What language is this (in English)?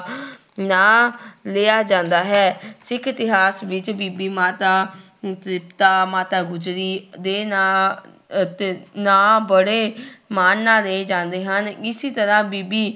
Punjabi